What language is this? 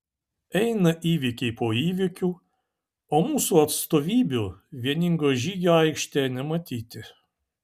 Lithuanian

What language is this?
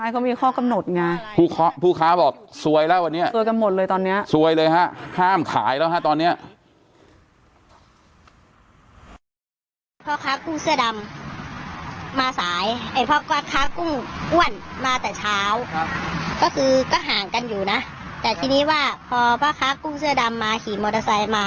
Thai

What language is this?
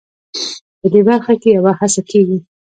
Pashto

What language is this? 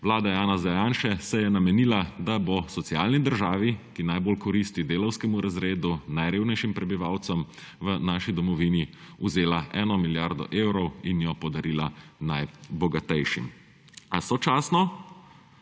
Slovenian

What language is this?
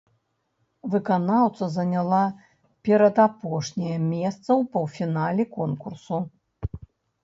Belarusian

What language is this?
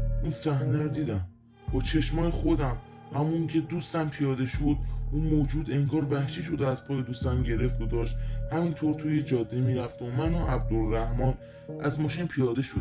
Persian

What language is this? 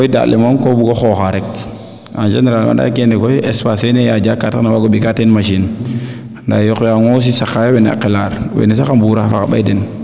Serer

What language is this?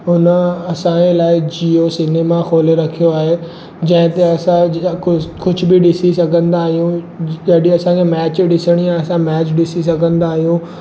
Sindhi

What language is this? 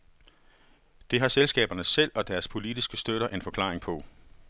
Danish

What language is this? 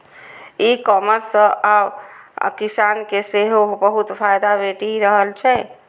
Maithili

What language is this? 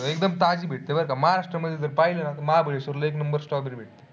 Marathi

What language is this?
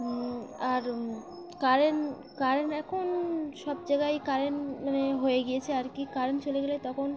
Bangla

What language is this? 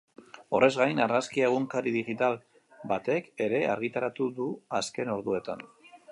Basque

